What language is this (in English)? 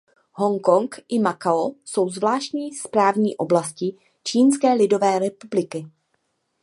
Czech